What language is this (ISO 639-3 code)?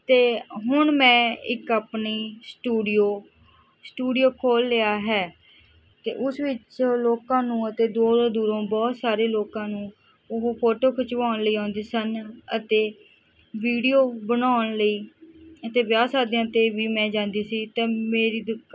pan